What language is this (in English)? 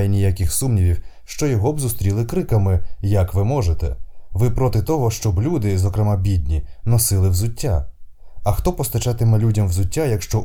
Ukrainian